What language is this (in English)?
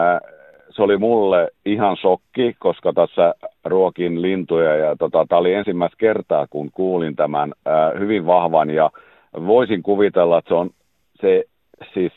Finnish